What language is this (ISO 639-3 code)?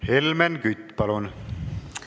est